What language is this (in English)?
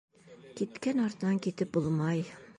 Bashkir